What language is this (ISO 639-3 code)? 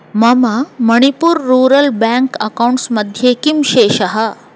san